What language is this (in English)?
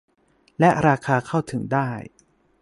Thai